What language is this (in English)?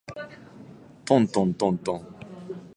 Japanese